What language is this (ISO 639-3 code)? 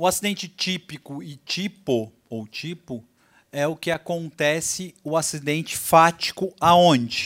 por